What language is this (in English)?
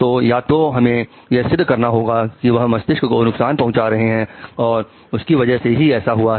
Hindi